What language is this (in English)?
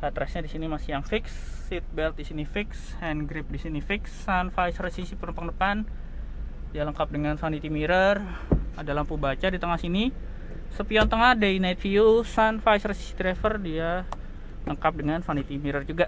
Indonesian